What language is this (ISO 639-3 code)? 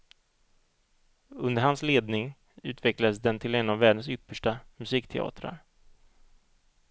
swe